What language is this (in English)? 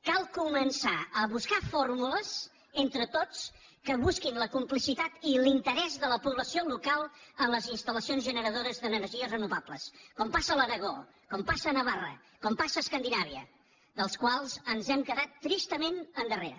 Catalan